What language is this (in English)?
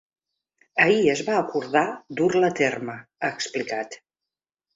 Catalan